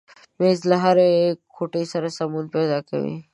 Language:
Pashto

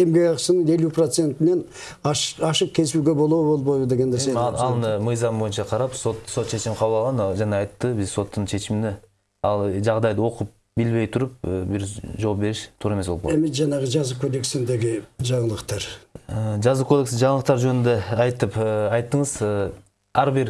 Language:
Russian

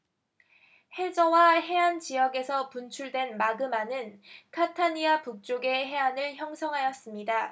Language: Korean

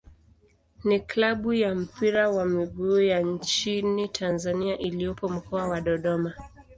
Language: Swahili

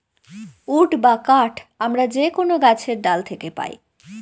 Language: Bangla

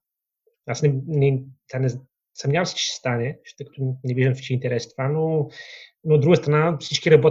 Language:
Bulgarian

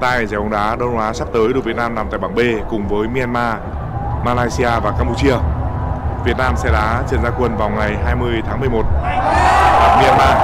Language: Vietnamese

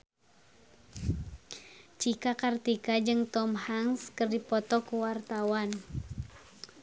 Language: Sundanese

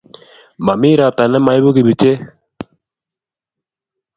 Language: Kalenjin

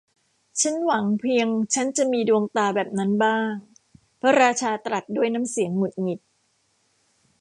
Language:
Thai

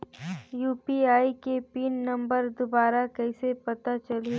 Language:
Chhattisgarhi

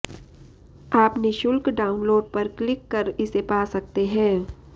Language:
Sanskrit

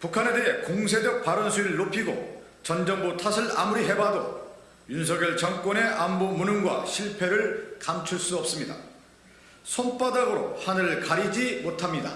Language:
Korean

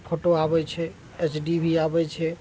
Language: Maithili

